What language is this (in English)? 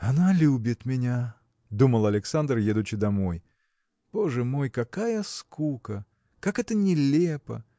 Russian